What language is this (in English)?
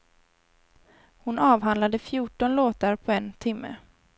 Swedish